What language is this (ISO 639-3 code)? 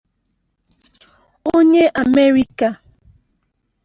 ibo